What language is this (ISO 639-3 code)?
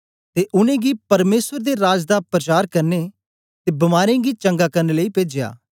doi